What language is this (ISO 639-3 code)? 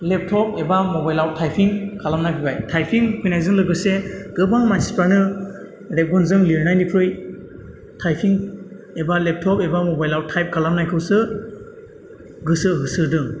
brx